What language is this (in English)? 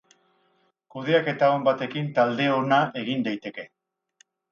Basque